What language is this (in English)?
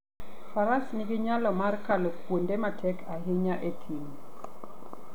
Luo (Kenya and Tanzania)